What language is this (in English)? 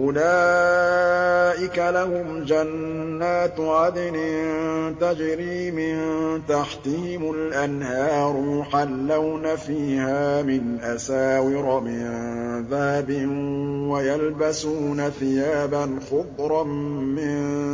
Arabic